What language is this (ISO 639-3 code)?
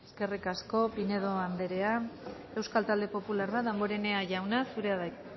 eus